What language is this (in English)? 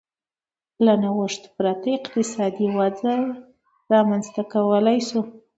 Pashto